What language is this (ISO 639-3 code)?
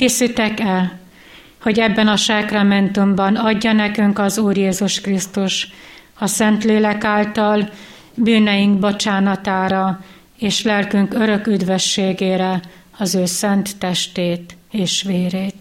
hun